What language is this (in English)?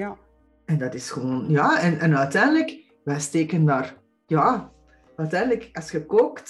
Dutch